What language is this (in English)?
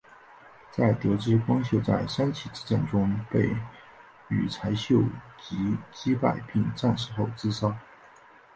Chinese